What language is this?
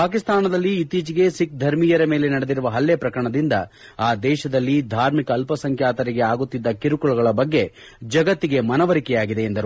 Kannada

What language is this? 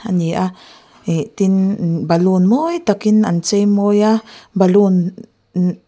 Mizo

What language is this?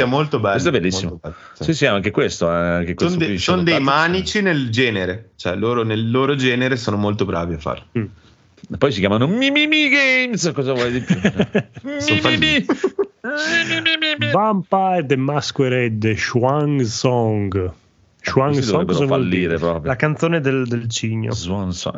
Italian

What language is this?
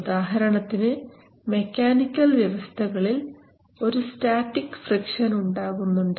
Malayalam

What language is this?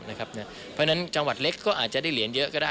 Thai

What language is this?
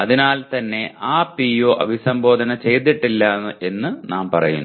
Malayalam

